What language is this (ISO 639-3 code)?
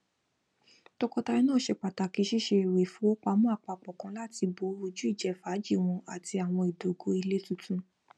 yor